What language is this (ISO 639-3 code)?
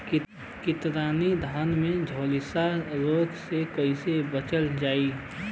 bho